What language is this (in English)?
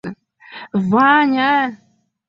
Mari